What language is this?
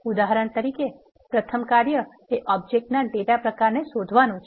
Gujarati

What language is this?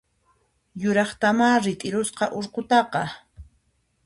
Puno Quechua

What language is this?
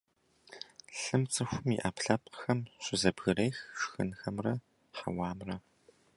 Kabardian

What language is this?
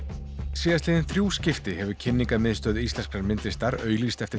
Icelandic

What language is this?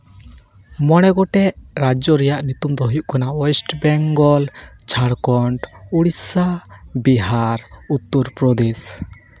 Santali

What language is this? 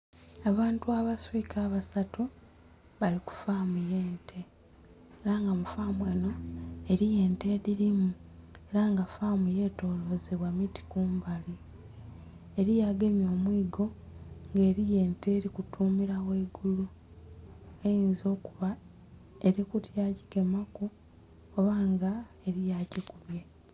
Soga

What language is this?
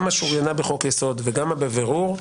Hebrew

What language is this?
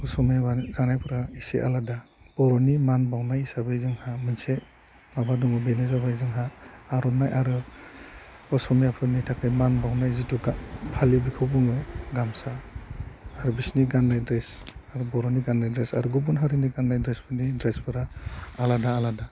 Bodo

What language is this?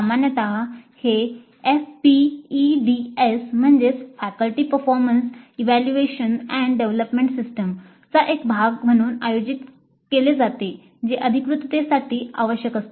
Marathi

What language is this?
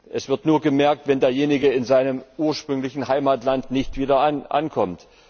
German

